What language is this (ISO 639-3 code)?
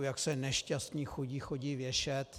ces